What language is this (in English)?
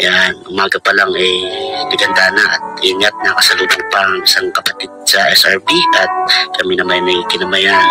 Filipino